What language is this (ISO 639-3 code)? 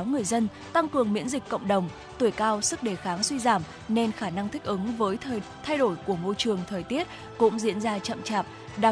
vie